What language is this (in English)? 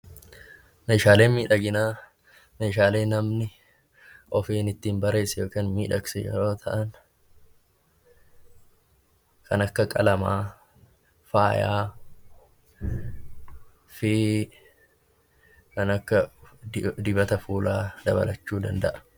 Oromo